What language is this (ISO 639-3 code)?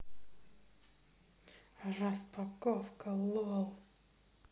rus